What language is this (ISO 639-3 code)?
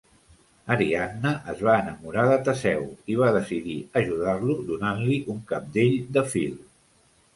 cat